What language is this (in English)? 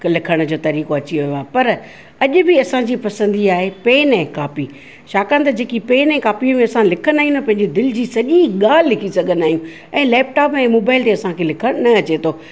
Sindhi